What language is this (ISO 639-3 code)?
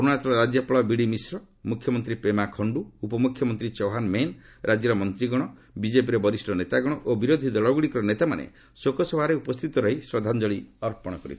ori